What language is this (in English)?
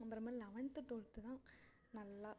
Tamil